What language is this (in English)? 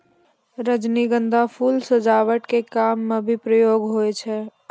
Maithili